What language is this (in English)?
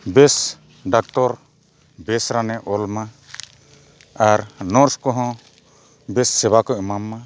Santali